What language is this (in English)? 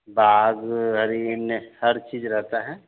Hindi